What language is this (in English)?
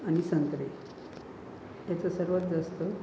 Marathi